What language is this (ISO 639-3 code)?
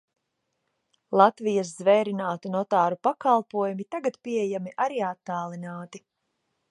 lav